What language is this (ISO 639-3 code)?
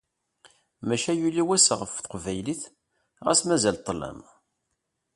kab